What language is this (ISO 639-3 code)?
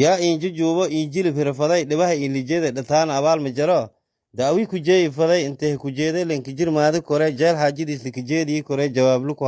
som